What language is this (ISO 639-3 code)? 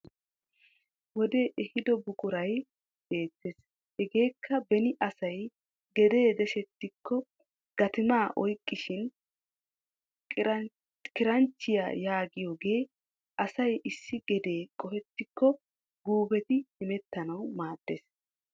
wal